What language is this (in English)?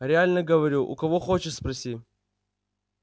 Russian